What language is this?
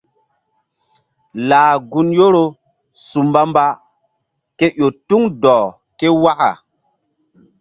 Mbum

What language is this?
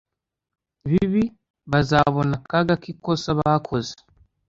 Kinyarwanda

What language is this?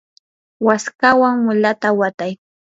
Yanahuanca Pasco Quechua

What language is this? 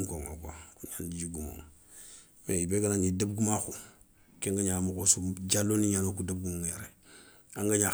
Soninke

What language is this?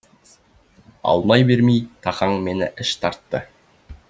Kazakh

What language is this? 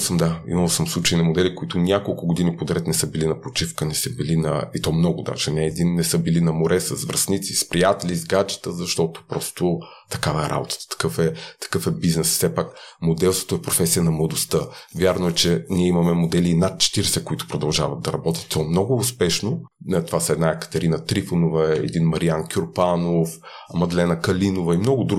Bulgarian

